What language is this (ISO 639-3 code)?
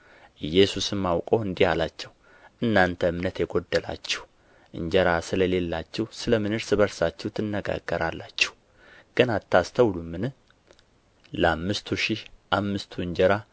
amh